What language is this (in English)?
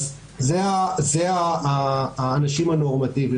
Hebrew